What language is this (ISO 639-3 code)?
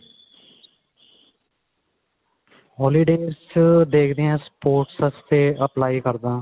pan